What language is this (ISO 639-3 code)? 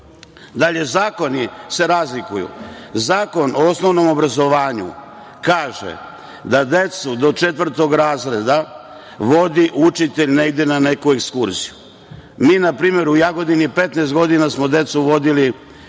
srp